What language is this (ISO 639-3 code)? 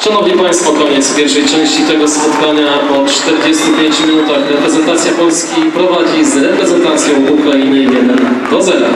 pol